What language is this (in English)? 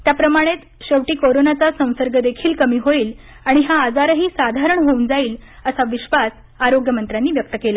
Marathi